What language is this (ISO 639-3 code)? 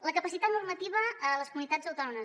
cat